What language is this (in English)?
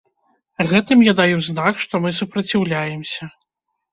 Belarusian